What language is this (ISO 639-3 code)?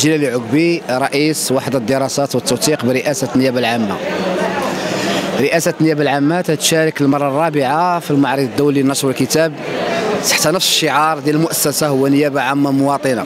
ara